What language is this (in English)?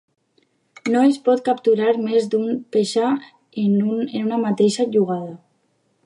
Catalan